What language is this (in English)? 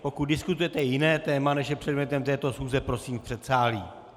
Czech